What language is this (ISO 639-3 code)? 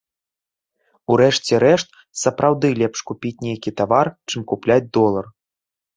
bel